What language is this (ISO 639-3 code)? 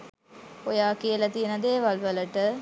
sin